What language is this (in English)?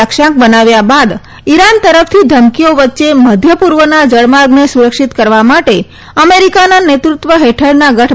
Gujarati